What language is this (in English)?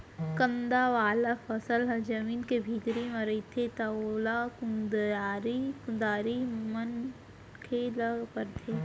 Chhattisgarhi